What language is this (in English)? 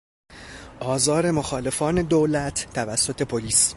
Persian